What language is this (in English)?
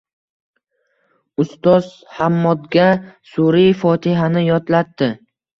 Uzbek